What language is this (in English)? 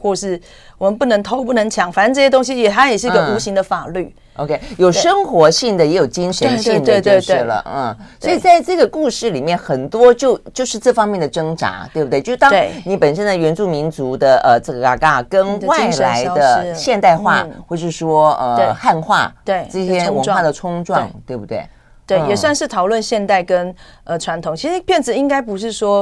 Chinese